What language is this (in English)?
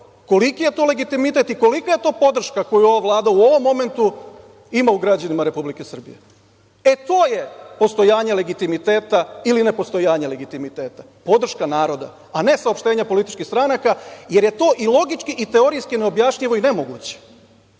Serbian